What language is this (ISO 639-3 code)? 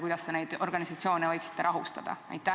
est